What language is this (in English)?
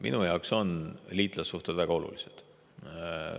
Estonian